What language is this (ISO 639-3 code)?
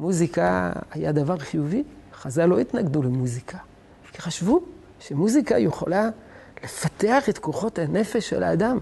heb